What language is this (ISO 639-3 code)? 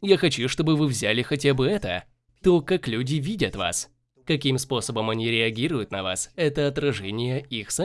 rus